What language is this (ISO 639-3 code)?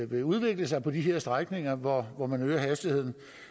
dan